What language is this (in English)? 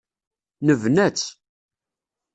Kabyle